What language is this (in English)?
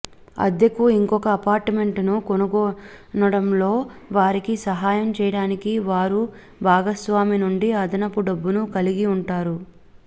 Telugu